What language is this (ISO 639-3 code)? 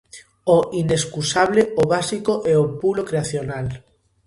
glg